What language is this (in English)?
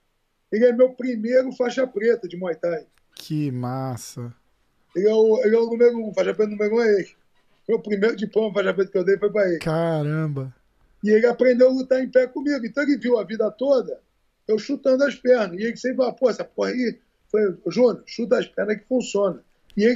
Portuguese